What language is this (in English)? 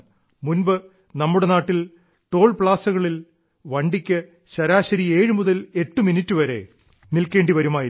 Malayalam